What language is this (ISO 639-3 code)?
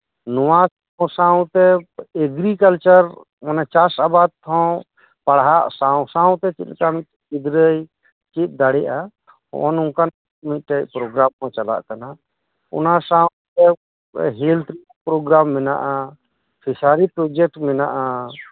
sat